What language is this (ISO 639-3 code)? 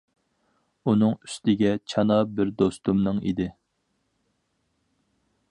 uig